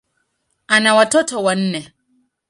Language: Swahili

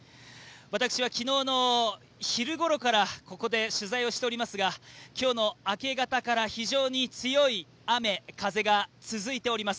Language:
Japanese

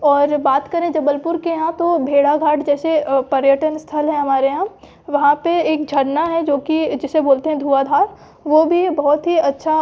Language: Hindi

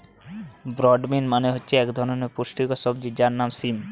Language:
Bangla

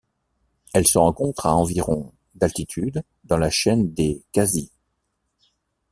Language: French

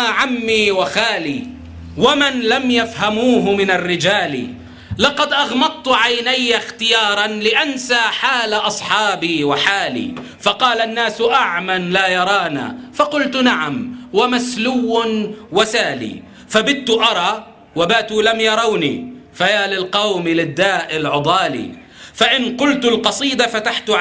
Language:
Arabic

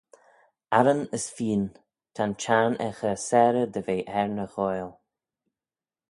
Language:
Manx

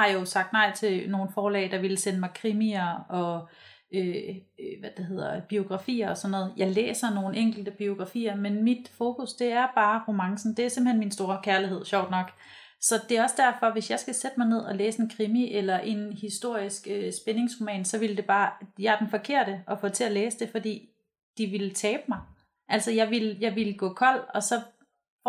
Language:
Danish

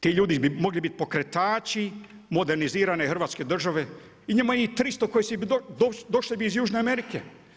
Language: Croatian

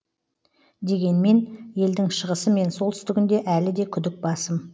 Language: Kazakh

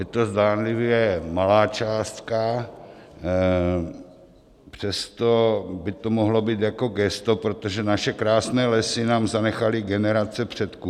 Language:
Czech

